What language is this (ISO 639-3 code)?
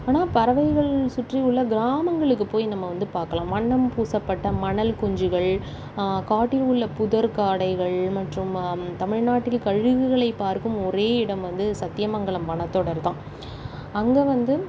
tam